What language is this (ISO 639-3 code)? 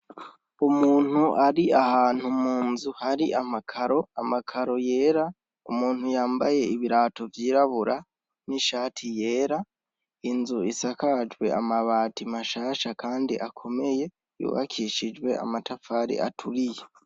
run